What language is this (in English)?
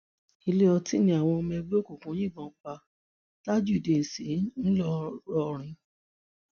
Yoruba